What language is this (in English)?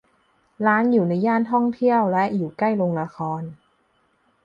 Thai